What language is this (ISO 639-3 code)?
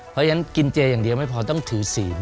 tha